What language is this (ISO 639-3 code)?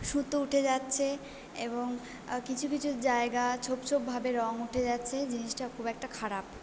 ben